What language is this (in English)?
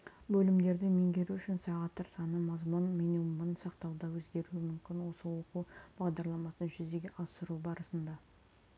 Kazakh